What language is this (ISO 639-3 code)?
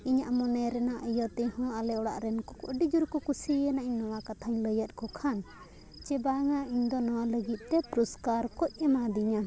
sat